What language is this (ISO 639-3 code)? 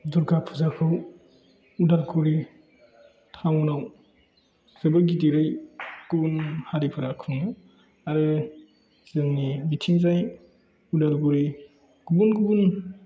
brx